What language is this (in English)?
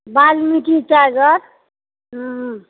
Maithili